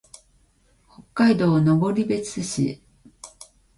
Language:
Japanese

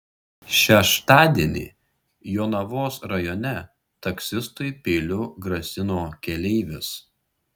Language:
Lithuanian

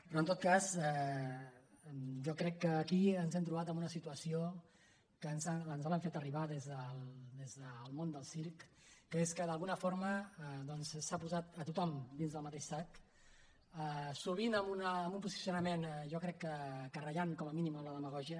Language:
Catalan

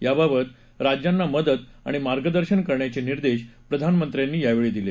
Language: Marathi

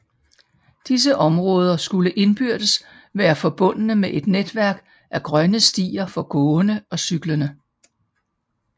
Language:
Danish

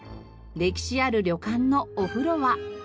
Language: Japanese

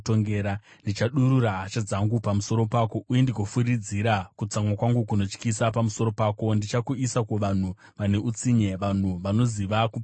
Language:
Shona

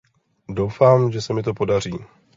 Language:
Czech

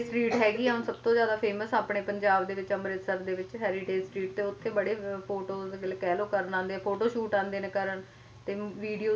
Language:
Punjabi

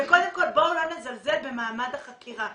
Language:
Hebrew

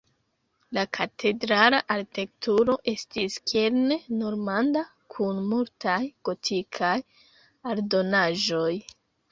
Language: Esperanto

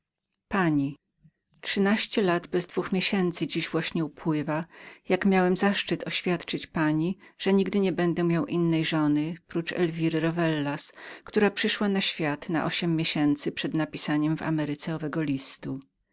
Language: Polish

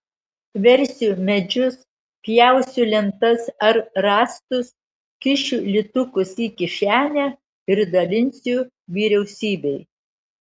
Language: Lithuanian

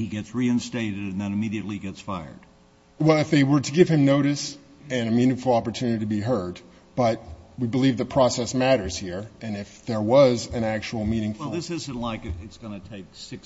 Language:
English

